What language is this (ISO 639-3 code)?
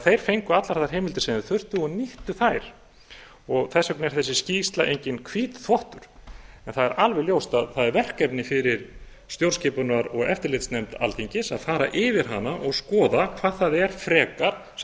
isl